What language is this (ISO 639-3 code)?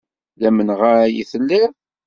kab